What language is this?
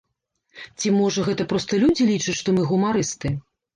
Belarusian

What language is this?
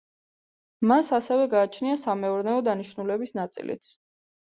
Georgian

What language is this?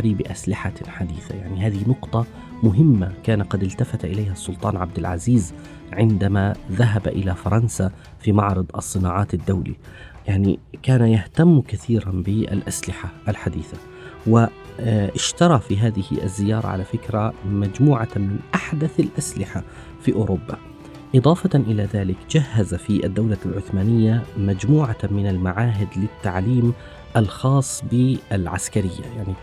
Arabic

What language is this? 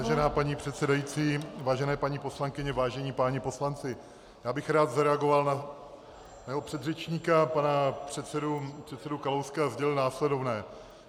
Czech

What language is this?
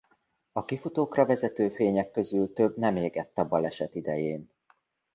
Hungarian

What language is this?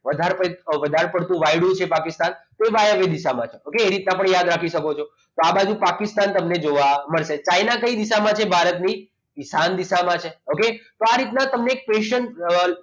Gujarati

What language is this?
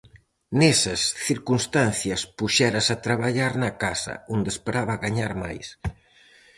Galician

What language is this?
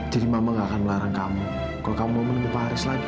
Indonesian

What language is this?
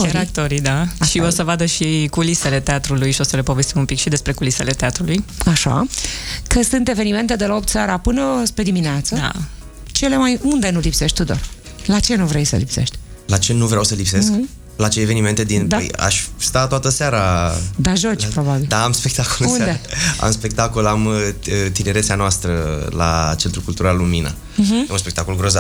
Romanian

